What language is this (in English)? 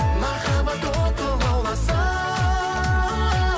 Kazakh